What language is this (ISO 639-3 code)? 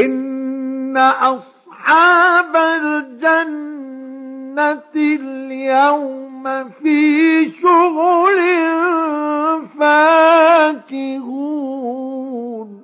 ara